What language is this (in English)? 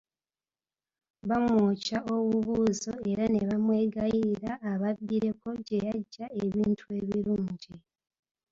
Ganda